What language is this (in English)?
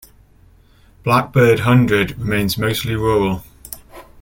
English